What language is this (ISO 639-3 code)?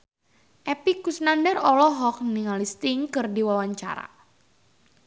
sun